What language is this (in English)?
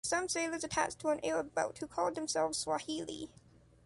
English